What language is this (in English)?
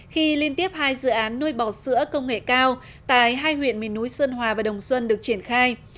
Vietnamese